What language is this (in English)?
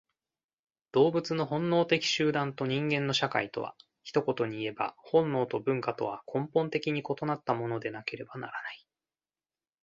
Japanese